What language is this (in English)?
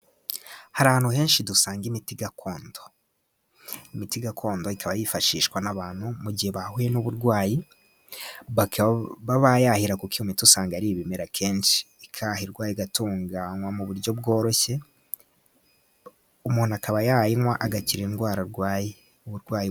Kinyarwanda